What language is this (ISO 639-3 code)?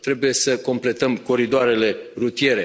ron